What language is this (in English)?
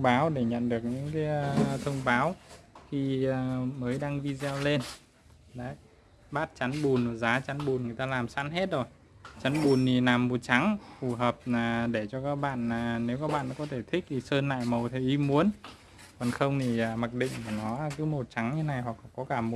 Vietnamese